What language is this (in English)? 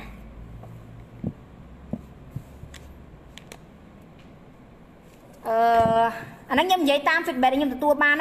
Thai